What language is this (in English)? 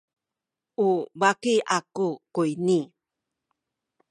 Sakizaya